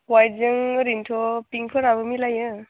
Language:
Bodo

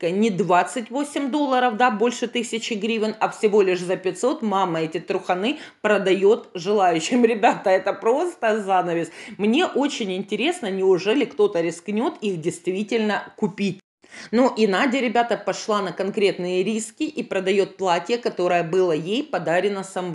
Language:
Russian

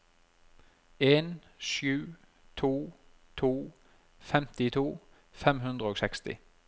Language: Norwegian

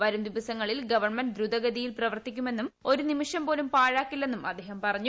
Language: Malayalam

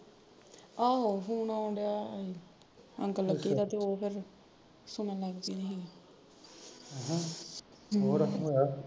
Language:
Punjabi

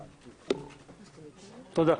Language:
Hebrew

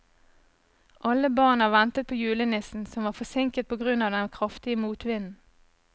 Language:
Norwegian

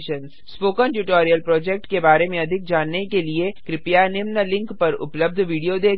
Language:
Hindi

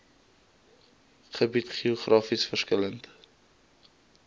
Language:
Afrikaans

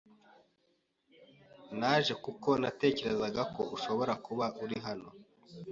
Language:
Kinyarwanda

